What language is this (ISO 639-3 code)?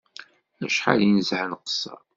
kab